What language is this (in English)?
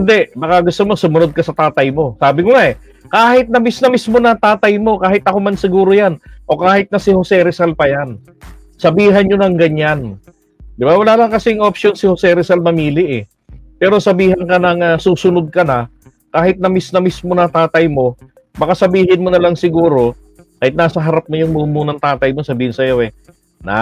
Filipino